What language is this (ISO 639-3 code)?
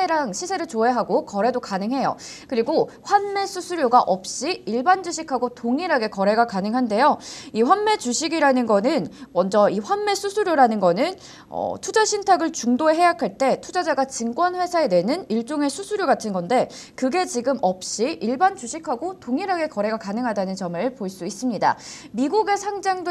kor